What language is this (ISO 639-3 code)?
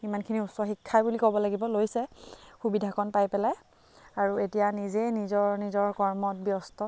asm